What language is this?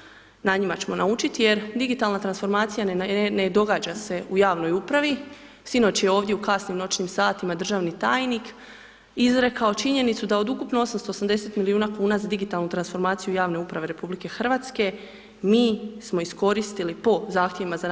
Croatian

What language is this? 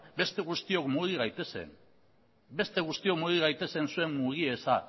Basque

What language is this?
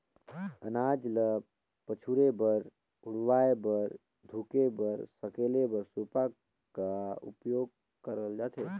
Chhattisgarhi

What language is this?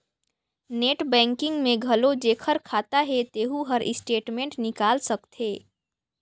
Chhattisgarhi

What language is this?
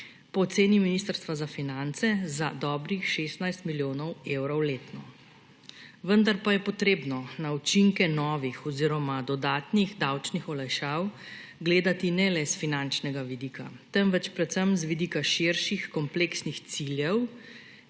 Slovenian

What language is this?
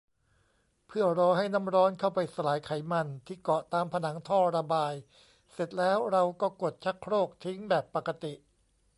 Thai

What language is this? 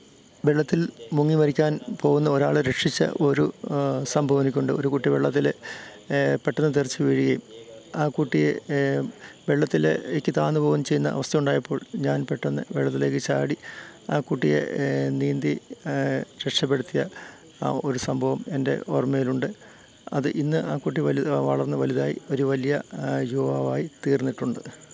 Malayalam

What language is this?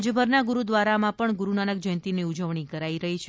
Gujarati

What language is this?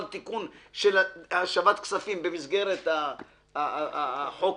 Hebrew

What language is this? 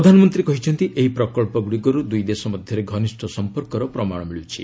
Odia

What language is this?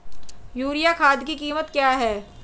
Hindi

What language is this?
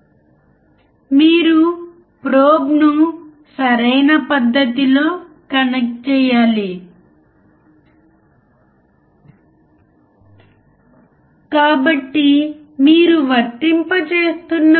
Telugu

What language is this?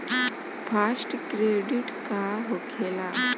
Bhojpuri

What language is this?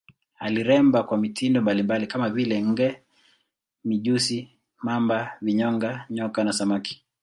Swahili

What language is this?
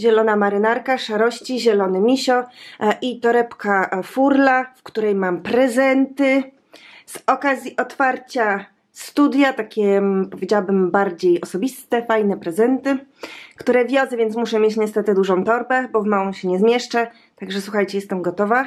Polish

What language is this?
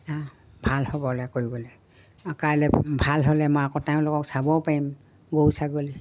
Assamese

